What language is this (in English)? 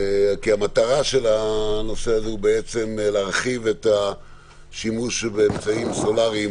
Hebrew